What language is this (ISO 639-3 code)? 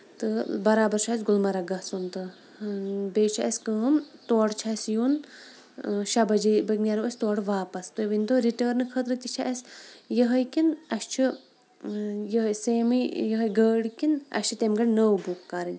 kas